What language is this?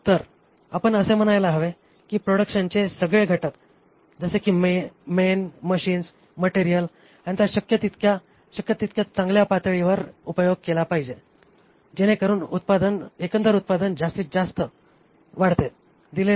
Marathi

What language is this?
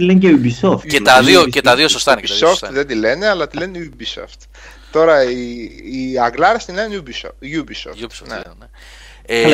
Greek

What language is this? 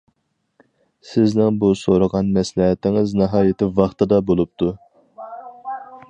Uyghur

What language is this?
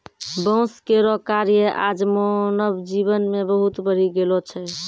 Maithili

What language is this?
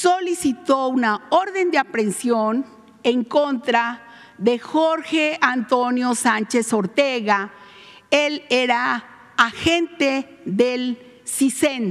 Spanish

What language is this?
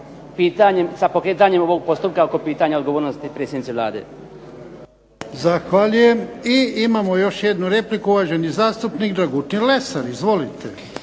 Croatian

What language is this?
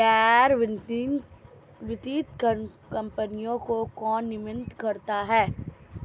Hindi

